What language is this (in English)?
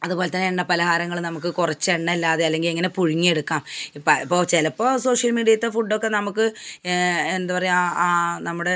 Malayalam